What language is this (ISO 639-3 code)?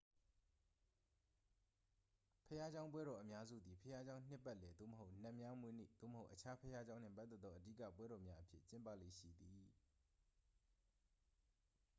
mya